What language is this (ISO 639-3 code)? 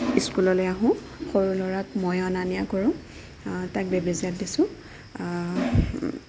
asm